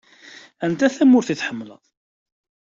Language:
Kabyle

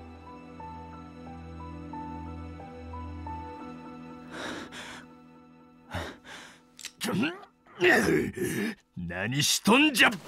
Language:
Japanese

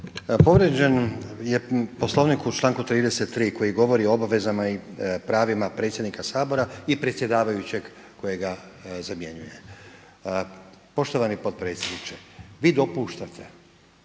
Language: Croatian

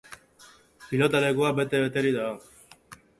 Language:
Basque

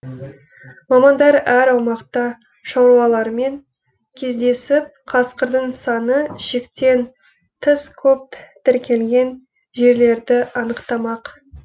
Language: Kazakh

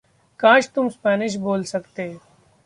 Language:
Hindi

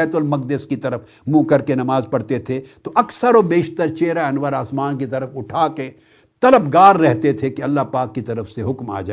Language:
Urdu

